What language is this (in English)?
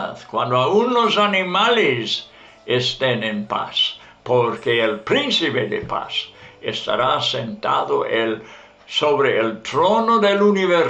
Spanish